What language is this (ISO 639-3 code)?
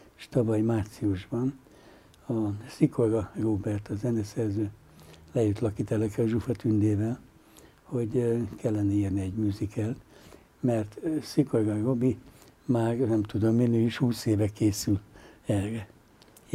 hun